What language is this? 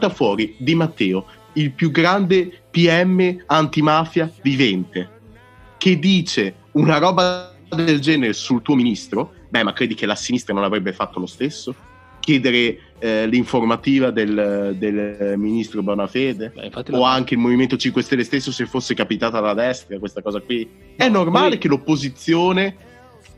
Italian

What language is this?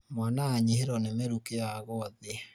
Kikuyu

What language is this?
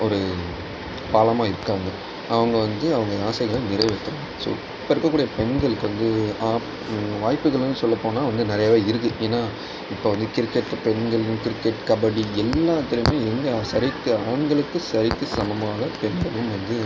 Tamil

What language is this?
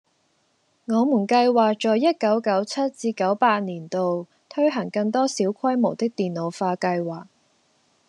Cantonese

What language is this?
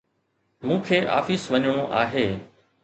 Sindhi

